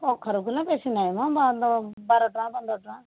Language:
Odia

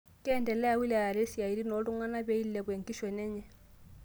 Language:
Masai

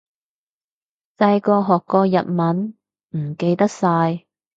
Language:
Cantonese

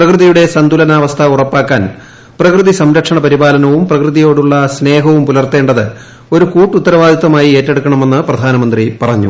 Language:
Malayalam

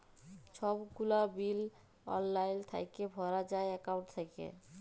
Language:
Bangla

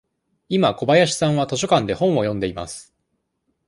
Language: Japanese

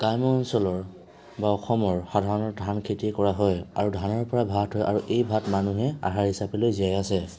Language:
Assamese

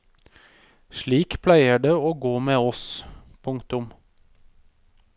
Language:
Norwegian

